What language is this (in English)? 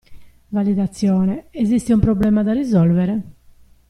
Italian